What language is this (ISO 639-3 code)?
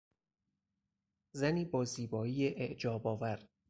fas